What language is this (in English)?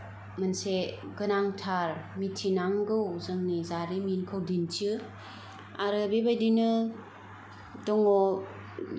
Bodo